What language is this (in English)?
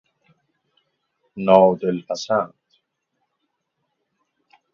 Persian